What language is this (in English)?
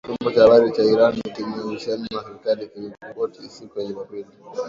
Swahili